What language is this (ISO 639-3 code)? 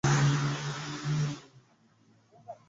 swa